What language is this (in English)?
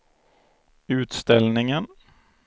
Swedish